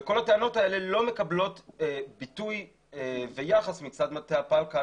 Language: Hebrew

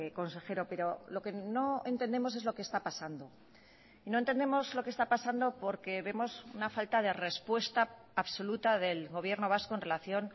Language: Spanish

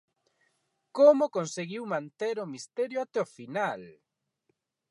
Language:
Galician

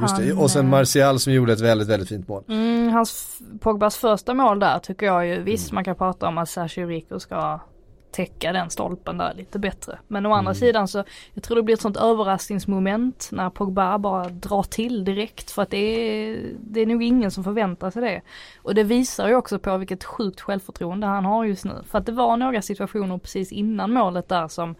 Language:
Swedish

